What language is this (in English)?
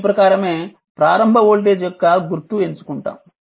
Telugu